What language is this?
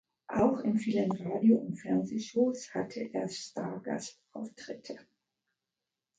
German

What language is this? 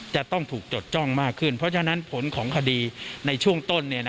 Thai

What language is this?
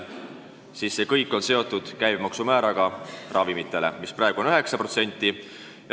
Estonian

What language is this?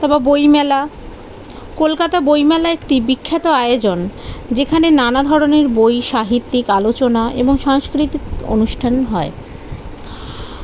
Bangla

